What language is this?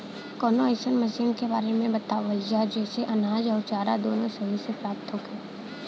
Bhojpuri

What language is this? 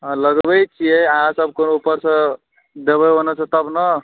Maithili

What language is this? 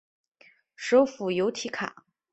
Chinese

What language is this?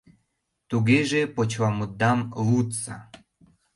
Mari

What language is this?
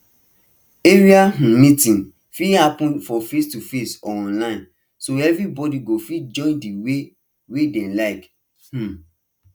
Nigerian Pidgin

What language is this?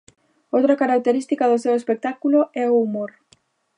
Galician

